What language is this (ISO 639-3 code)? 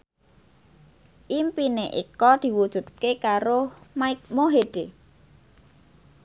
jav